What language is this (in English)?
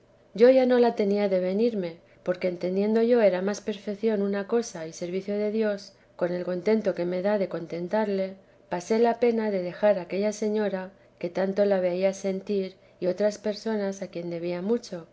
Spanish